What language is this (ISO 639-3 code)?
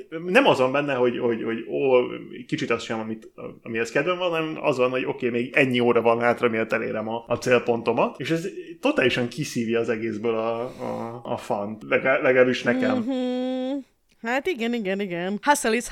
hun